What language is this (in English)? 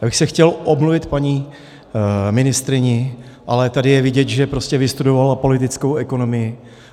Czech